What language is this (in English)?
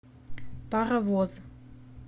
Russian